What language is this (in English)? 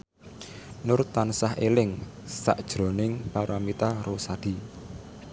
Javanese